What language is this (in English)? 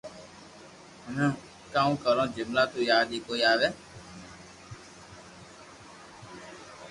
Loarki